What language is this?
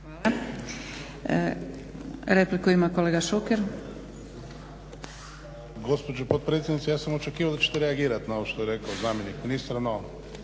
Croatian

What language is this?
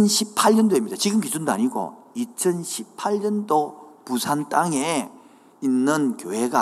Korean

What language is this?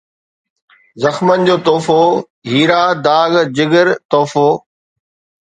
Sindhi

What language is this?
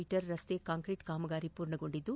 Kannada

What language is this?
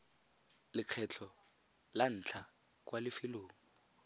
Tswana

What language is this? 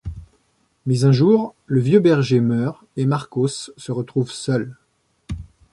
French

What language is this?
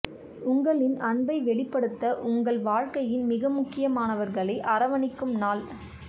Tamil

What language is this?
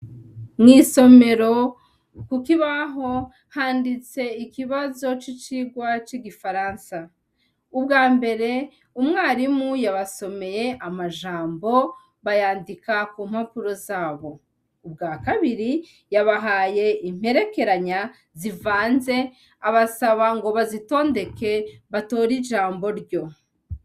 Rundi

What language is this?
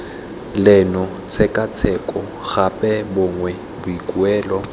Tswana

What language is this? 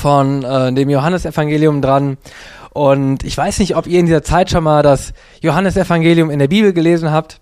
German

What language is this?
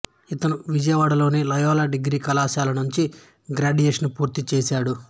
Telugu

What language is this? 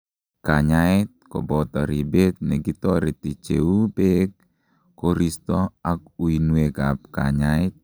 Kalenjin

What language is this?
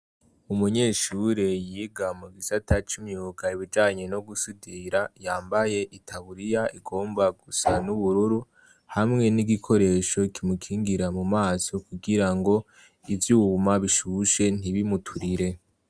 Rundi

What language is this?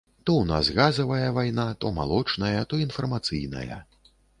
Belarusian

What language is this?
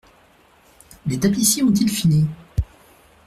French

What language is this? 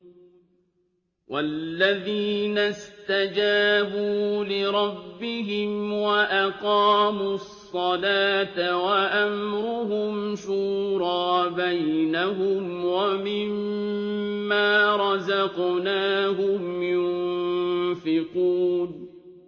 Arabic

